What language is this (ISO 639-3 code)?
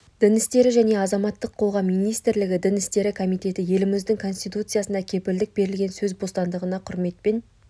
kaz